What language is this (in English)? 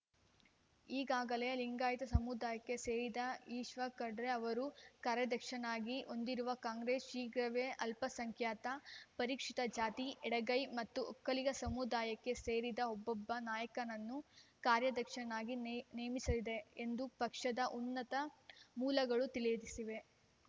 Kannada